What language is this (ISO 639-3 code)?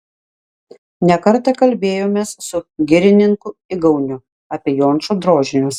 lit